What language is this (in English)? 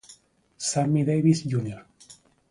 Spanish